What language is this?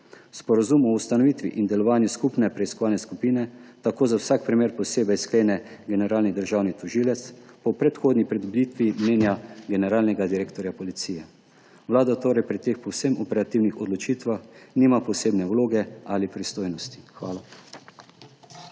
Slovenian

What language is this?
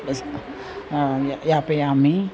Sanskrit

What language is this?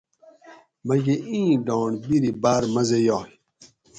Gawri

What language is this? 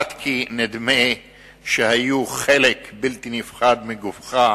Hebrew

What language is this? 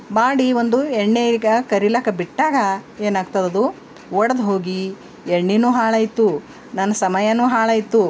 Kannada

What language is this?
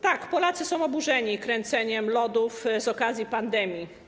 Polish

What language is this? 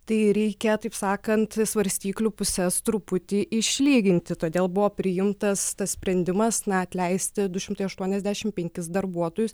Lithuanian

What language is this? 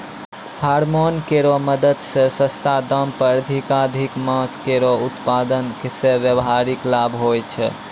Maithili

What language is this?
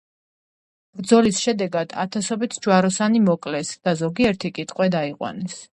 Georgian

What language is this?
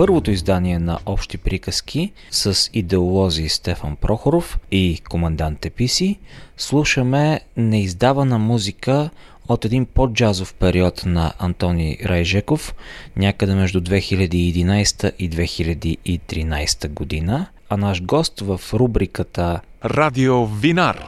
Bulgarian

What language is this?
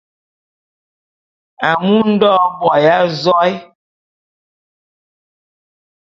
Bulu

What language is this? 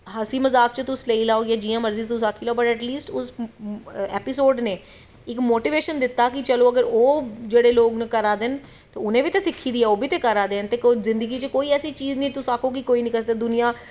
Dogri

